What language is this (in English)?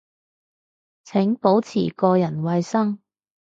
Cantonese